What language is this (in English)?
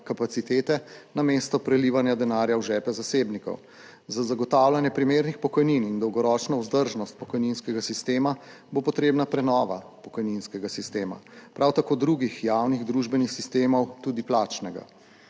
Slovenian